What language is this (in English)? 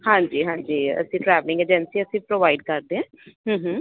Punjabi